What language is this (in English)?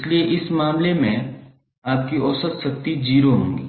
Hindi